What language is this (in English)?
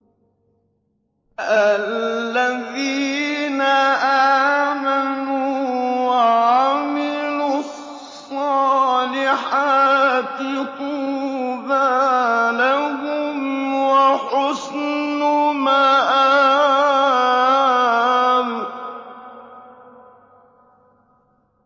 Arabic